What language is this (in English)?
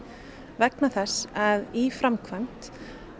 Icelandic